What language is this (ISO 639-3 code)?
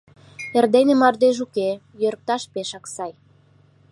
chm